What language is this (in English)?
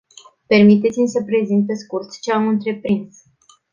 Romanian